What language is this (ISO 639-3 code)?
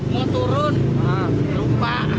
ind